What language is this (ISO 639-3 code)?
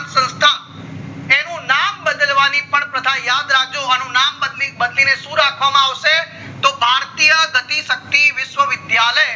guj